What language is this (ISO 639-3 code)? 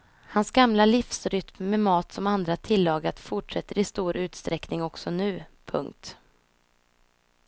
swe